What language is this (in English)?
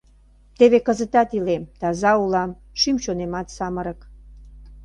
Mari